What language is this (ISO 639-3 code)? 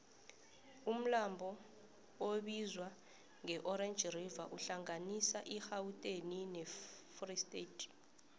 nbl